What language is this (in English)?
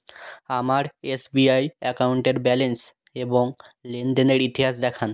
Bangla